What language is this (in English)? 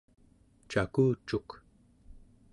Central Yupik